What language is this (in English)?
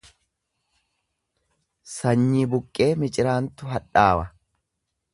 Oromo